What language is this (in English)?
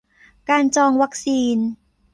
Thai